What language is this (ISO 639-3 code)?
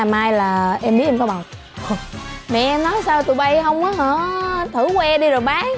vie